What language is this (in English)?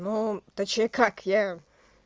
Russian